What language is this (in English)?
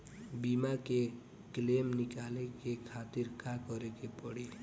Bhojpuri